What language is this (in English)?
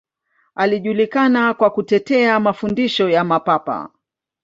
Swahili